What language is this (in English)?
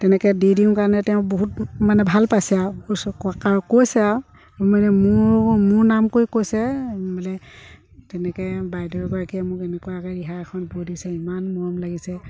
Assamese